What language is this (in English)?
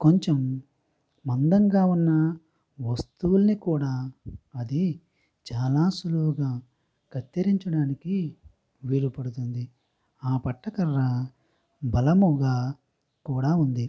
Telugu